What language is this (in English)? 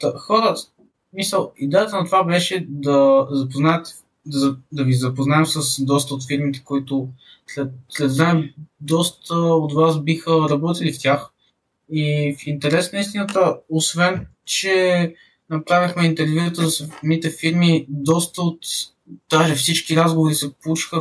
Bulgarian